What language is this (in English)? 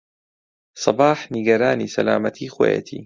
Central Kurdish